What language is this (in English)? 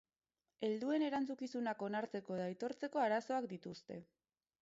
Basque